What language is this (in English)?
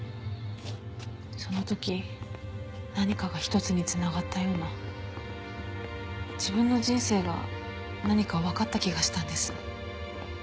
Japanese